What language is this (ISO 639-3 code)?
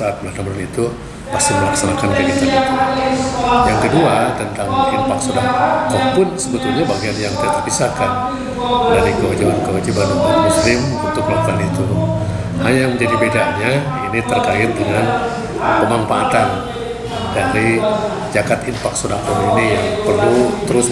ind